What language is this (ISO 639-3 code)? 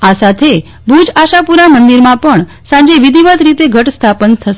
guj